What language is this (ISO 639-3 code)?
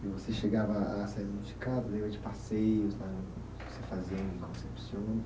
por